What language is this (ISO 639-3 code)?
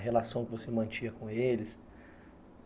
por